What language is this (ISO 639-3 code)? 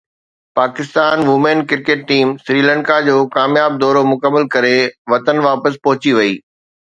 snd